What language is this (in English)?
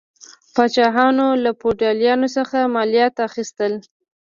Pashto